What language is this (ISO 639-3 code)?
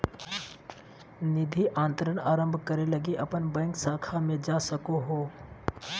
mag